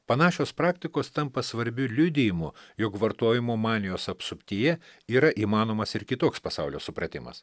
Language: Lithuanian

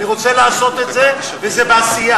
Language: Hebrew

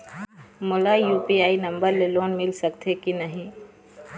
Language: Chhattisgarhi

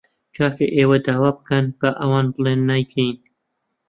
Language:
Central Kurdish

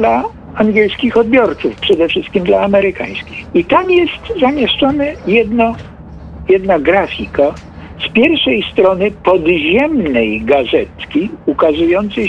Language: Polish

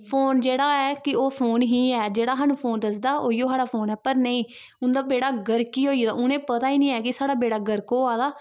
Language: Dogri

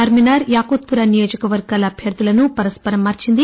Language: Telugu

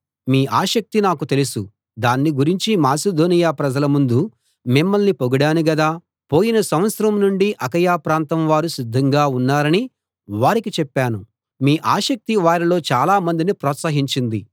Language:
Telugu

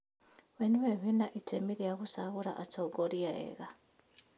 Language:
Kikuyu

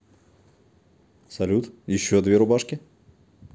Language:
Russian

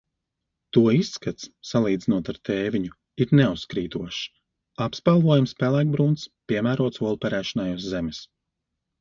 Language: Latvian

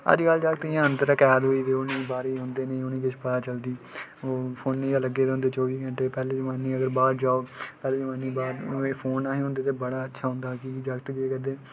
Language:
Dogri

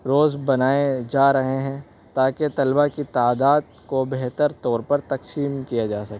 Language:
Urdu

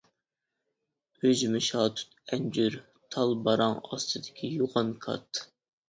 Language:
Uyghur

